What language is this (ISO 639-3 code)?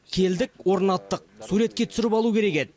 kaz